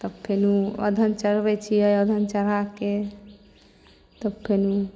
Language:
Maithili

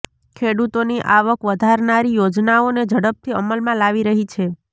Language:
Gujarati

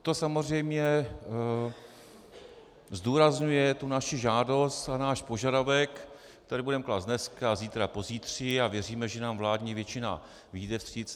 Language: Czech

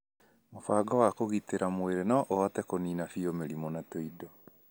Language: Kikuyu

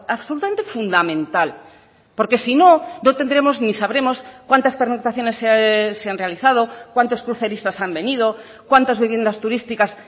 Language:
Spanish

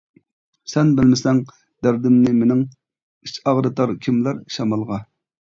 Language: Uyghur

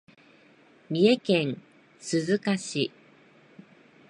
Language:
Japanese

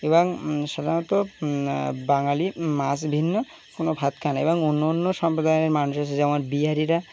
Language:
Bangla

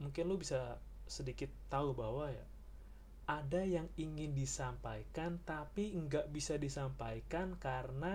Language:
Indonesian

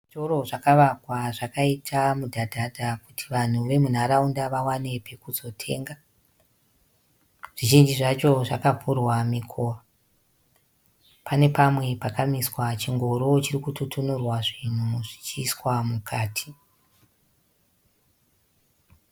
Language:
Shona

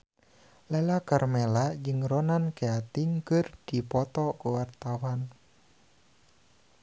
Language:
Sundanese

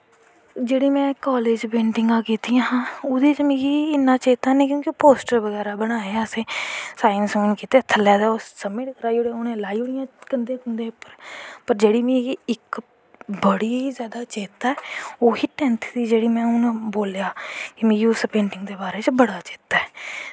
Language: Dogri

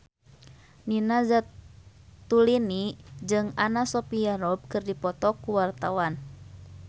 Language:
Sundanese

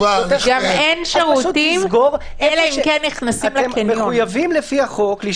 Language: Hebrew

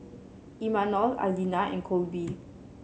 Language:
English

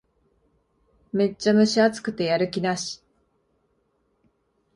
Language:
Japanese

